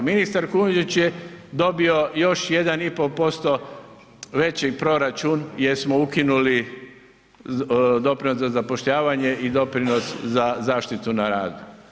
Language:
Croatian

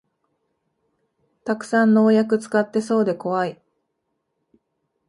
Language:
Japanese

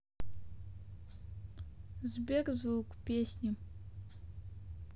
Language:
Russian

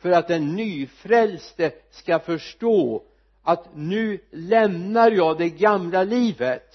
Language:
Swedish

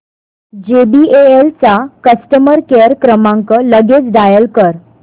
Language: Marathi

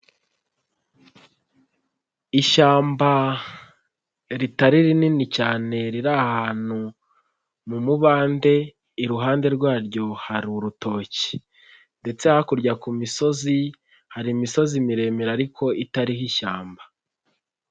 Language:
Kinyarwanda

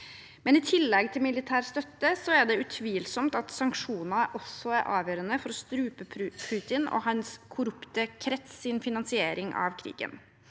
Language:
Norwegian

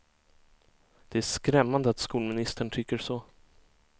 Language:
Swedish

